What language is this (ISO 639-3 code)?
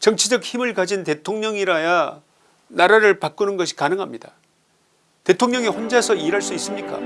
kor